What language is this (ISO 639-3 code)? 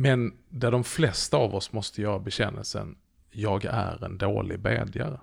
swe